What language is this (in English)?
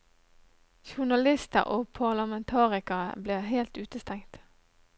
Norwegian